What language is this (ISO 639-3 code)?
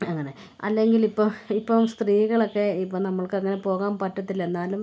mal